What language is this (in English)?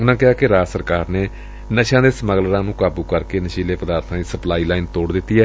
Punjabi